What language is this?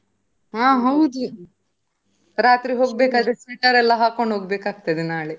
Kannada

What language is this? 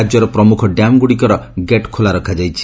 Odia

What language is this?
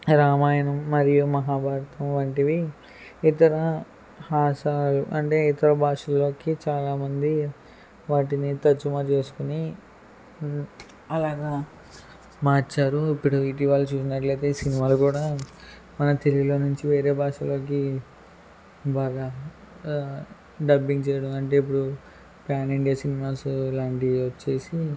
Telugu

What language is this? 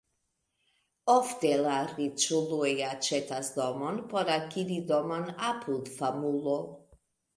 Esperanto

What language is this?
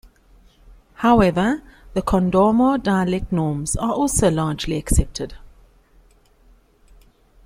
English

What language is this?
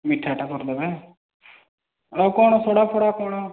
Odia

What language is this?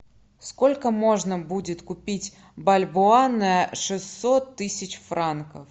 Russian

